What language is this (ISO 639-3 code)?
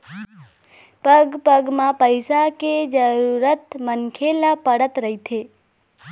hne